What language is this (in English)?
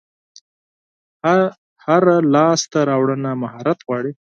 Pashto